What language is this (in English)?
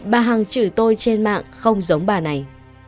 Vietnamese